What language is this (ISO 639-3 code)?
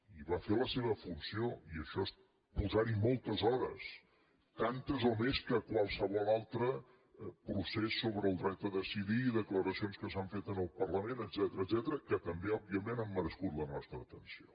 cat